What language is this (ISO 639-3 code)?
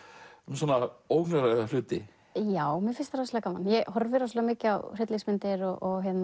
isl